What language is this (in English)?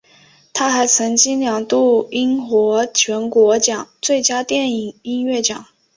Chinese